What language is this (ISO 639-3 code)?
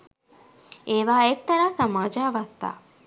sin